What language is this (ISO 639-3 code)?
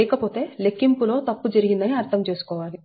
tel